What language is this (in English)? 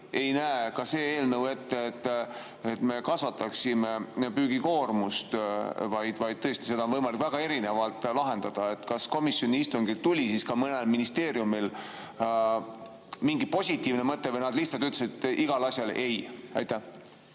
Estonian